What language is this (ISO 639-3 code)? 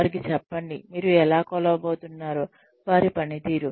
tel